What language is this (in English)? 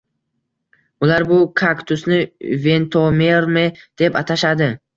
Uzbek